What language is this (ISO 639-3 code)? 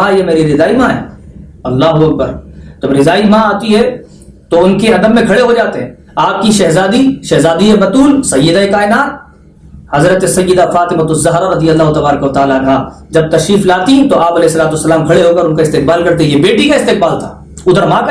urd